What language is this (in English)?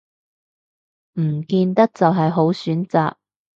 Cantonese